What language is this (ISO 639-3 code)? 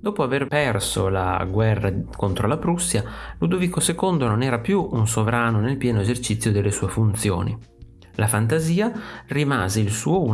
ita